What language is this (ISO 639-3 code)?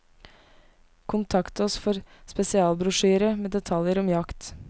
nor